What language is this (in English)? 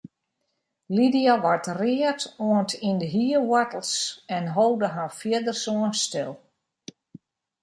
Western Frisian